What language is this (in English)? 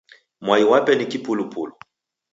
Taita